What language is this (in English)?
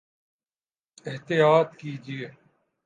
Urdu